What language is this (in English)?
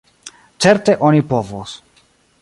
Esperanto